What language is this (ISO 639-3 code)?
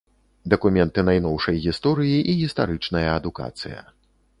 bel